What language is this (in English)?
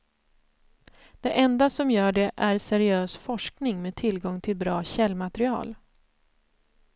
Swedish